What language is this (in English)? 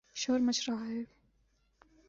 Urdu